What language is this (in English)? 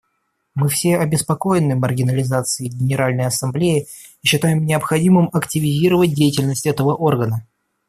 Russian